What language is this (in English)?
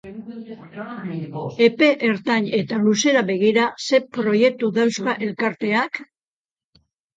Basque